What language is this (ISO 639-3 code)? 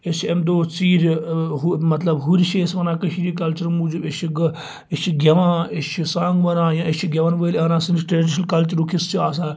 kas